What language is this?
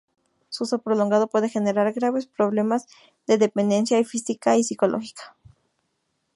Spanish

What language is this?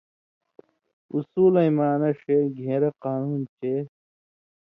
Indus Kohistani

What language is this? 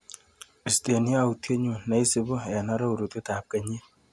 Kalenjin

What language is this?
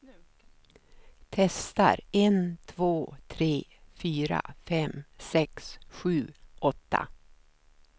Swedish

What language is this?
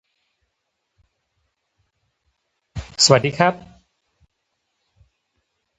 Thai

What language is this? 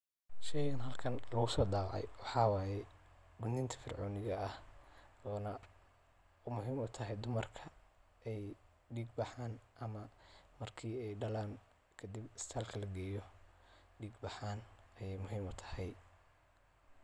Somali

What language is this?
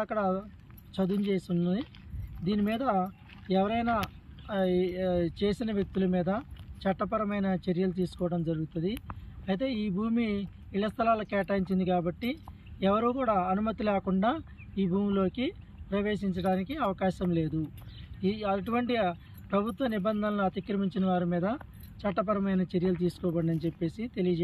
Telugu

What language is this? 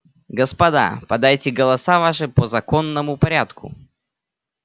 Russian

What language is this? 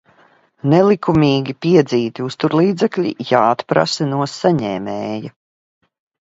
Latvian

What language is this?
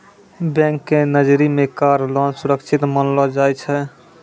Maithili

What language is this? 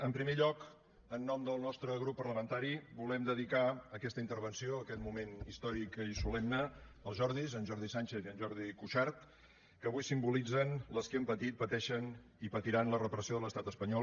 Catalan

